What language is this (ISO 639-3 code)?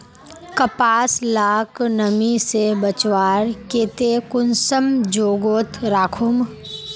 mag